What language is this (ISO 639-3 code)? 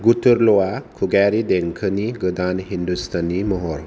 brx